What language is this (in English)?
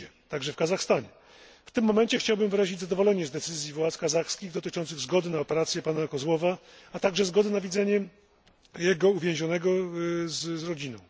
Polish